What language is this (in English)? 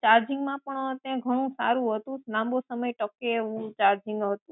Gujarati